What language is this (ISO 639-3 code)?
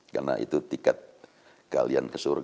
ind